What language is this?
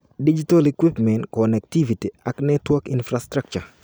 Kalenjin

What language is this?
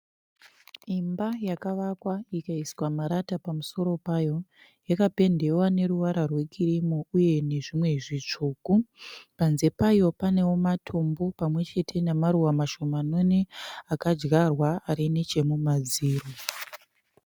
Shona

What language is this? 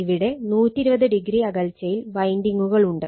Malayalam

